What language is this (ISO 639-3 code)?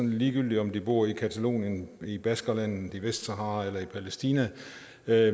dan